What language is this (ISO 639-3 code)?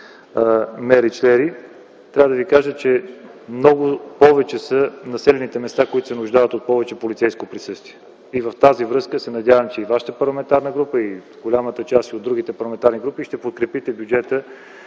bul